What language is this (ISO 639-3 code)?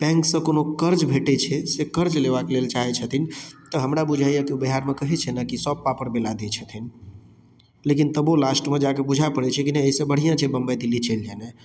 mai